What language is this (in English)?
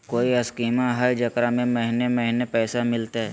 Magahi